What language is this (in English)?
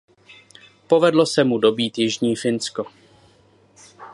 Czech